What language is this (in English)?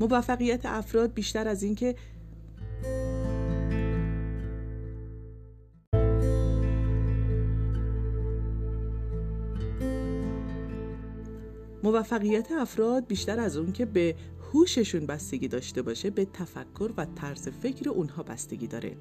Persian